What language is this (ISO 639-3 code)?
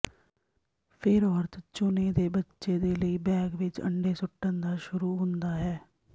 pan